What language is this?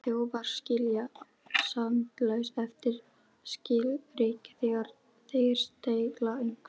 Icelandic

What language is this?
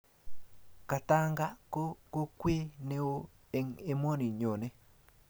Kalenjin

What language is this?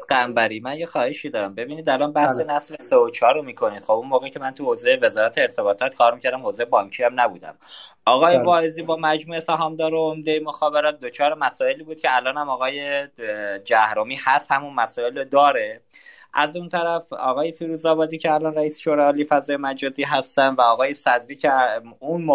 Persian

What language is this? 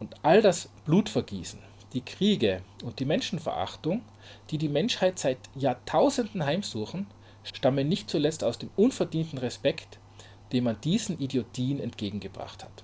German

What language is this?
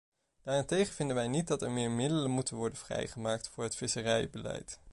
Dutch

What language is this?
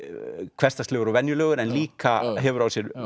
Icelandic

